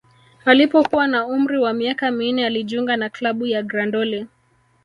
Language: Swahili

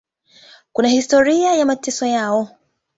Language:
Swahili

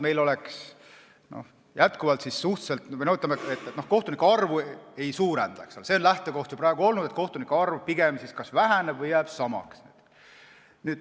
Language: Estonian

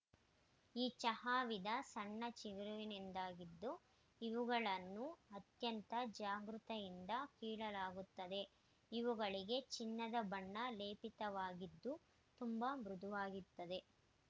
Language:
Kannada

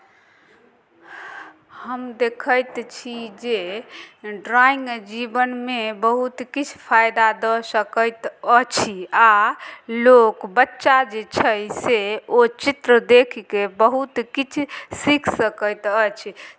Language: Maithili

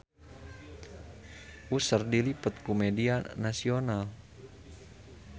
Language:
Sundanese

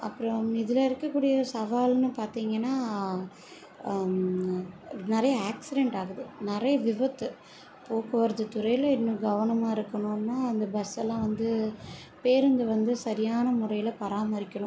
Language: Tamil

